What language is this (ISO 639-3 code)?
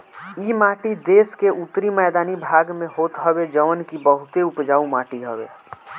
bho